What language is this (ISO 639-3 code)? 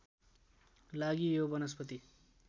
nep